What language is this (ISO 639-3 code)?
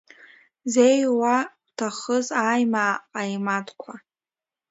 abk